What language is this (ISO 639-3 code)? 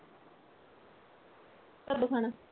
pan